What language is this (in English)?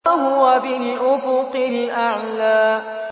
Arabic